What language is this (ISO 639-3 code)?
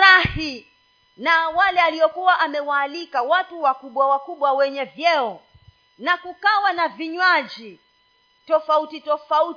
swa